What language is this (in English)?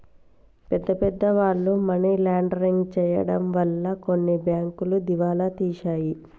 Telugu